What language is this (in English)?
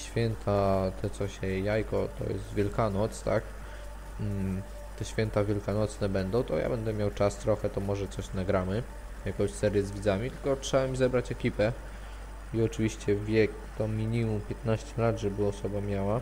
Polish